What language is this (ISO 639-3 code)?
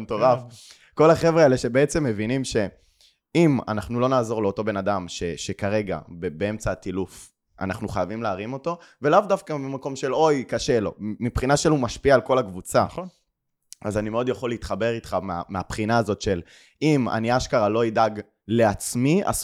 heb